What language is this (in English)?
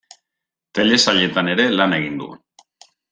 Basque